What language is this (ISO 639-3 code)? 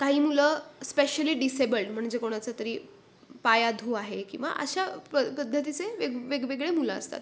mar